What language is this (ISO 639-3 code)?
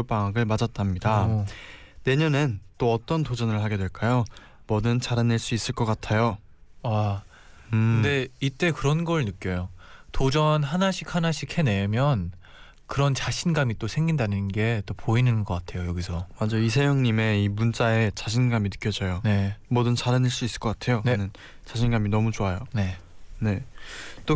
kor